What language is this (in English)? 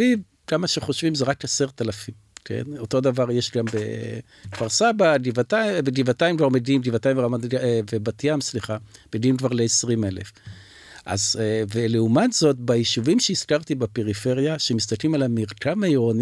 Hebrew